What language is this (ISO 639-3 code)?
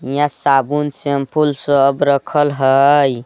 mag